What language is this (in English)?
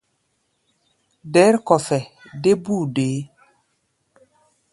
Gbaya